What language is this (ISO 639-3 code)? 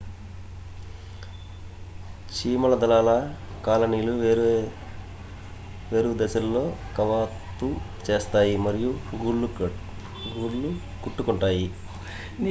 tel